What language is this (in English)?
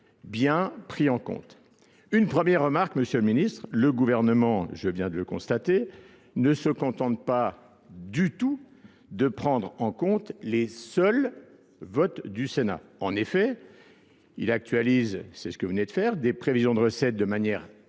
French